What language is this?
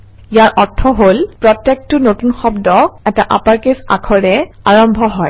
Assamese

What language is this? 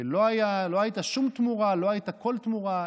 Hebrew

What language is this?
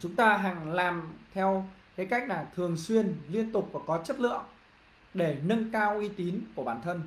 Vietnamese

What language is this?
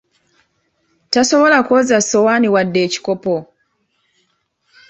Ganda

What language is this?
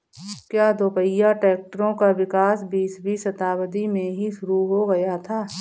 Hindi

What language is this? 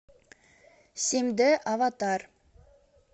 Russian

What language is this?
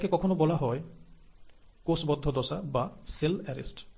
Bangla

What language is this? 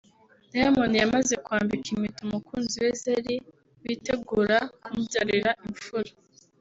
Kinyarwanda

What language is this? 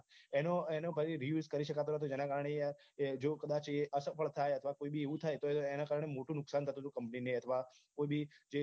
Gujarati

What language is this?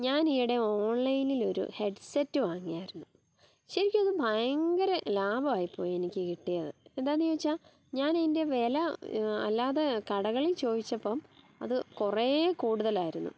Malayalam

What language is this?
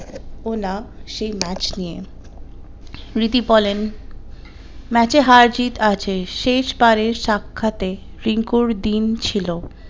Bangla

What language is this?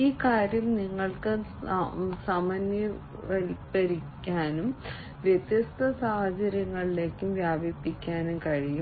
Malayalam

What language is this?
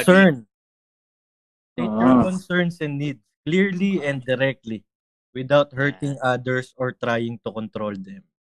Filipino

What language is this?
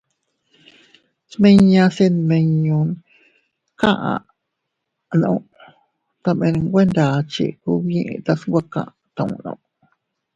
Teutila Cuicatec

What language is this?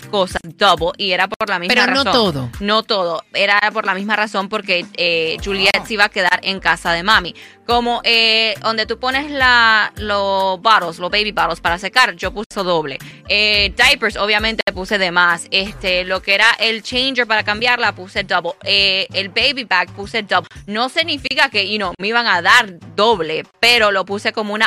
Spanish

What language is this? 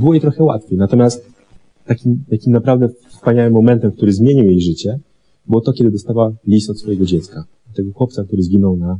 Polish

